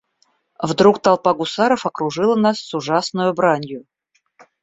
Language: Russian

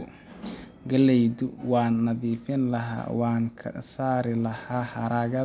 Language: Somali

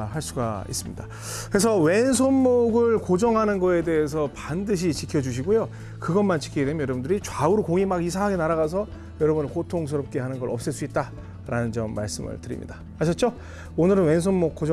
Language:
Korean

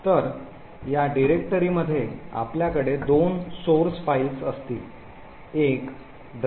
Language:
Marathi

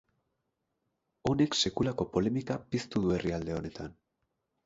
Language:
Basque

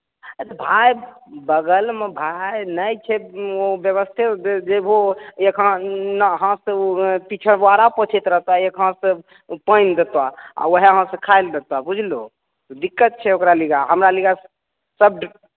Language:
Maithili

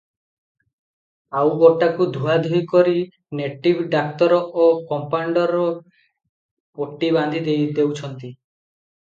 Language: Odia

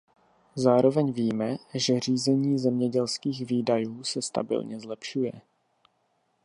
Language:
Czech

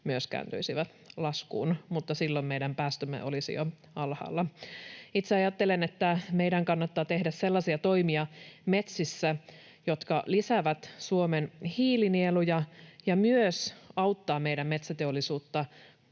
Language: Finnish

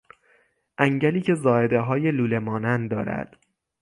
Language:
Persian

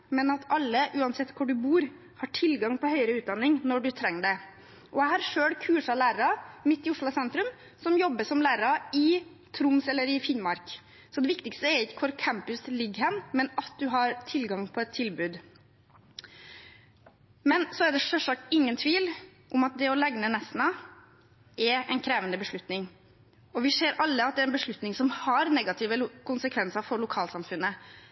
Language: Norwegian Bokmål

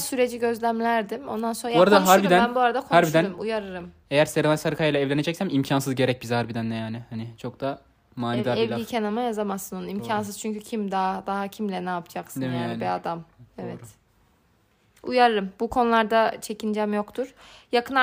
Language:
Turkish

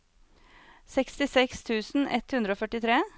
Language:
Norwegian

